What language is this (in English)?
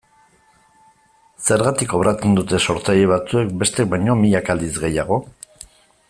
Basque